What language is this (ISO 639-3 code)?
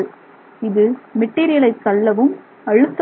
tam